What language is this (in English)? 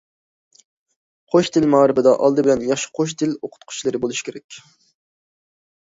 Uyghur